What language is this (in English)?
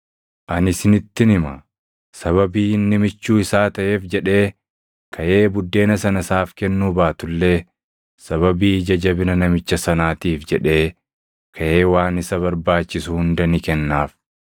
Oromo